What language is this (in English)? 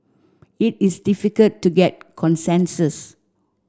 English